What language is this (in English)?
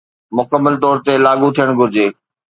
Sindhi